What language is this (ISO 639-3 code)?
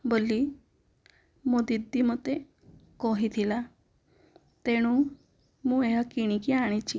ori